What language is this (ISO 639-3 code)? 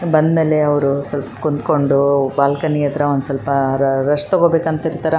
kan